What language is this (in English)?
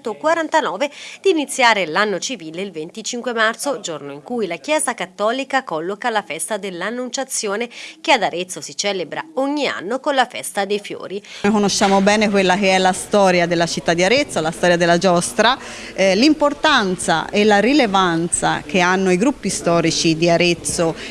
Italian